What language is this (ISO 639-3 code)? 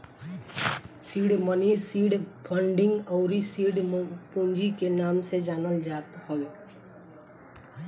bho